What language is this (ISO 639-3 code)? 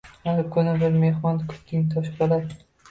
uzb